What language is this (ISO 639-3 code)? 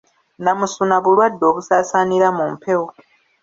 lug